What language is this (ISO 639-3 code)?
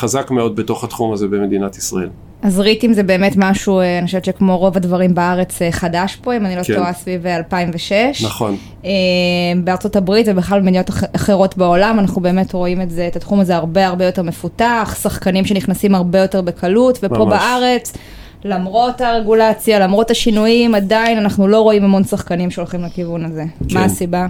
heb